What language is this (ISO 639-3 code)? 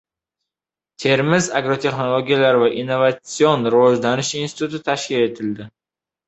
uzb